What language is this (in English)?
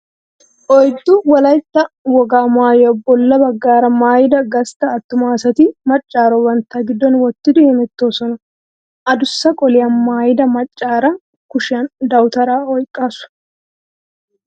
Wolaytta